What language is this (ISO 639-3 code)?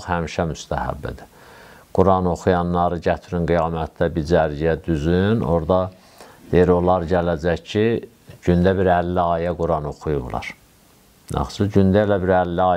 tur